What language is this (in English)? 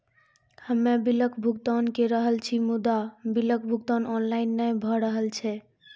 Maithili